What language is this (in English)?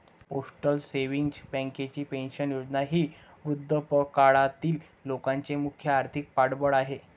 Marathi